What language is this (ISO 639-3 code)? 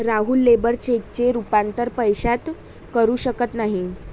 mar